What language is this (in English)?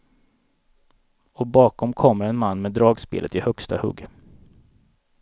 Swedish